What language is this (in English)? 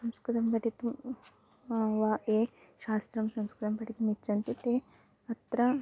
Sanskrit